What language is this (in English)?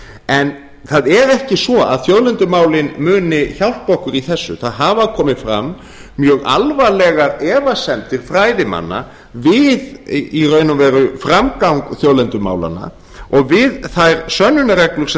Icelandic